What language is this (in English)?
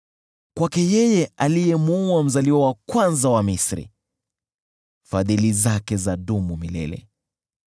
Swahili